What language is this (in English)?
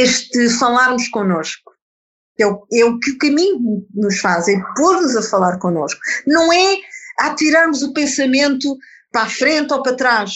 Portuguese